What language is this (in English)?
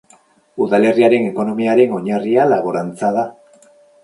Basque